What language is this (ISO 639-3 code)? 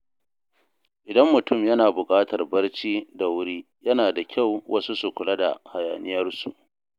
hau